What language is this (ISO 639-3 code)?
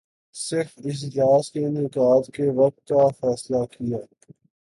urd